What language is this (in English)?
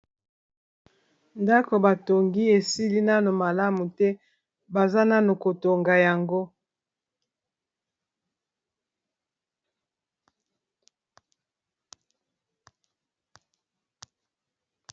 Lingala